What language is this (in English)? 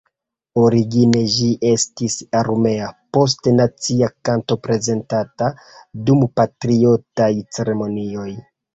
Esperanto